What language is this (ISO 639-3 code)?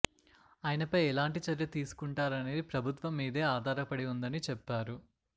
tel